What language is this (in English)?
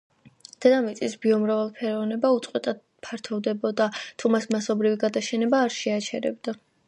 Georgian